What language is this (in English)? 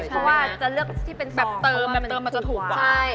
Thai